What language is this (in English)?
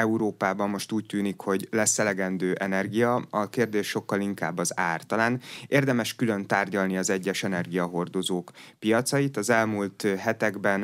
Hungarian